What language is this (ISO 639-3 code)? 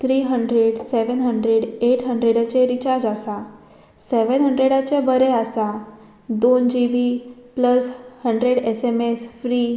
kok